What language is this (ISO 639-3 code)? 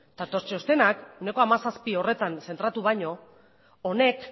eus